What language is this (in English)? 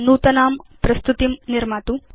Sanskrit